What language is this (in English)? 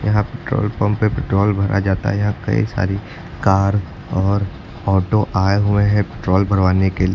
Hindi